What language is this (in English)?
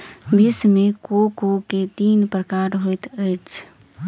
Maithili